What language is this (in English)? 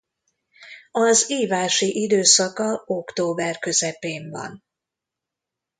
Hungarian